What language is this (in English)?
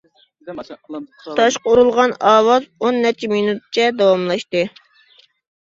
Uyghur